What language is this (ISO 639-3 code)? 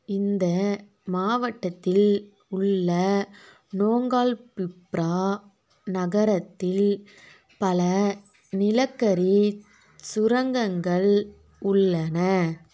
tam